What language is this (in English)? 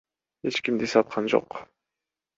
Kyrgyz